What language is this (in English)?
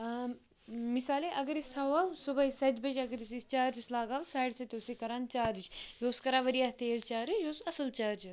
Kashmiri